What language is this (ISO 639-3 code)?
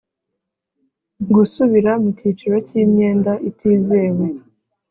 kin